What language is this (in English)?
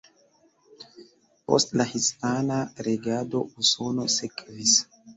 Esperanto